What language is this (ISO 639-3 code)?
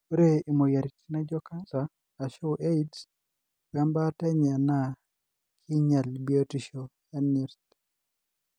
mas